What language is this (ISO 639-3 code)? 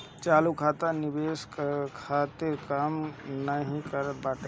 bho